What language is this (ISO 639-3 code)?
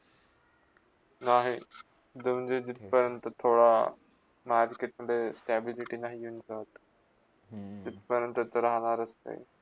mar